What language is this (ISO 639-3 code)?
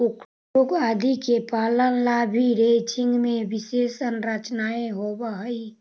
mag